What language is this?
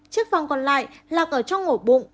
Vietnamese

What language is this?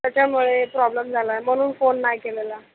Marathi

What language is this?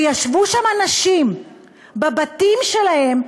Hebrew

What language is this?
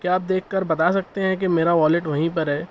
Urdu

